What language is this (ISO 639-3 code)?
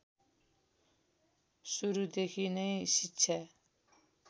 nep